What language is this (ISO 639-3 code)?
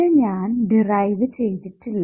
mal